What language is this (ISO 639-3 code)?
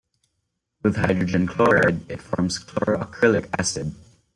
eng